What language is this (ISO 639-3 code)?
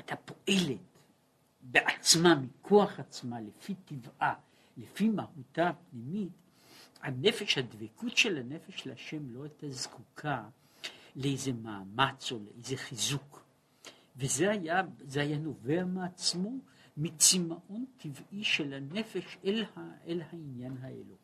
heb